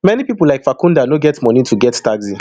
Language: Nigerian Pidgin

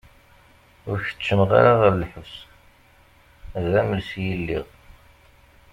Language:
Kabyle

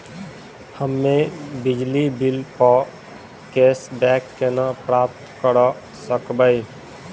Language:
Maithili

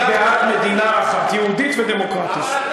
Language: Hebrew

